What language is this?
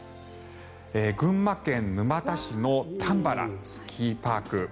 Japanese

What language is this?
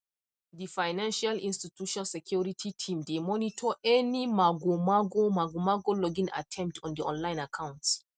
Nigerian Pidgin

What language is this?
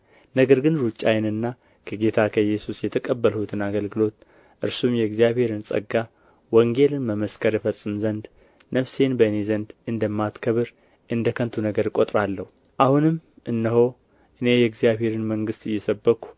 Amharic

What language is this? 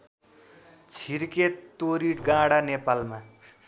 Nepali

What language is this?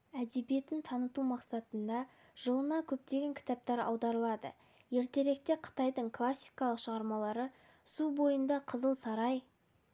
Kazakh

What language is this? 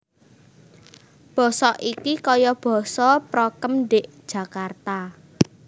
Javanese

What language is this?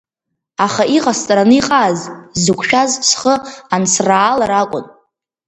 Abkhazian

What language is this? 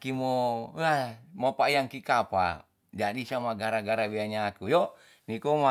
Tonsea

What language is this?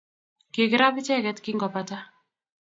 Kalenjin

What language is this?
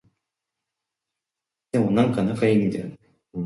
Japanese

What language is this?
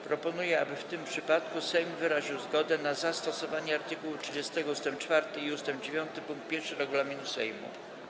Polish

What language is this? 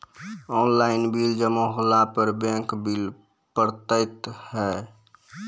Maithili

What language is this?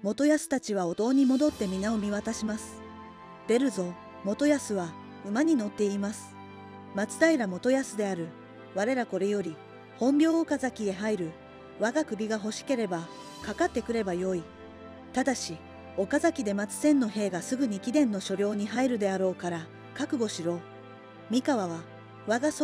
Japanese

